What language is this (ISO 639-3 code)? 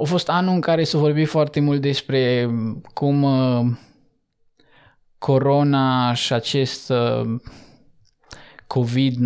ron